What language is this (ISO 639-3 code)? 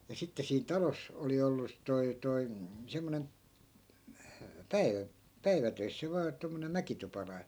fin